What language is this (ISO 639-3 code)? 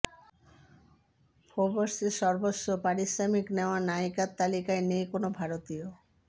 ben